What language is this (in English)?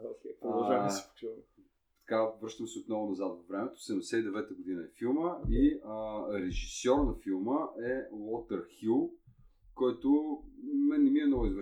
Bulgarian